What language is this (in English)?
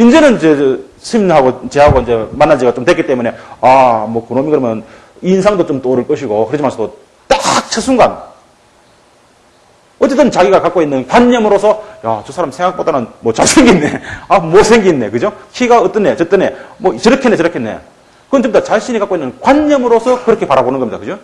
Korean